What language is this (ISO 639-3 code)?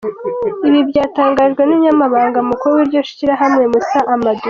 kin